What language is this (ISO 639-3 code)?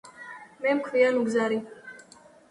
kat